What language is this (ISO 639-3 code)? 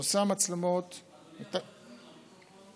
heb